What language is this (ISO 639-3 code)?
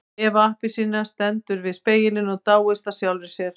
isl